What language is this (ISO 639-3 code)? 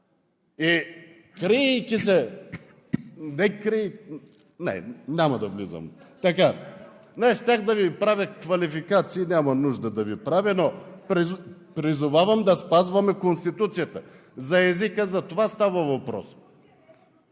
bul